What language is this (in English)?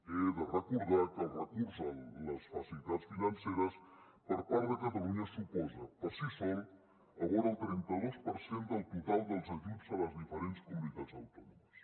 Catalan